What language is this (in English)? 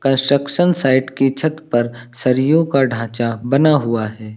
Hindi